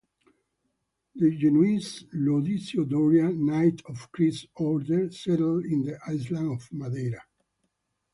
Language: English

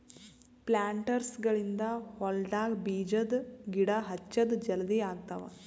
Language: Kannada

